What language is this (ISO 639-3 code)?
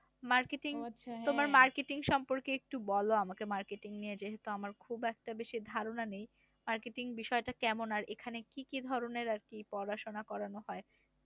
ben